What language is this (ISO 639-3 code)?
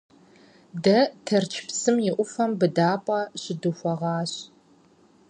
kbd